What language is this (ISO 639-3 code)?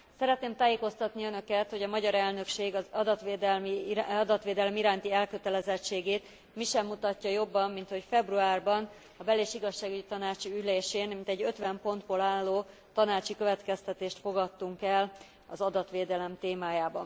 hun